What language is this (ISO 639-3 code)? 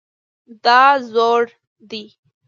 pus